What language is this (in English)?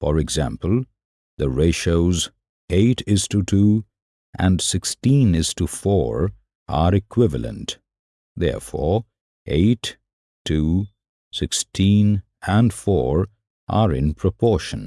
English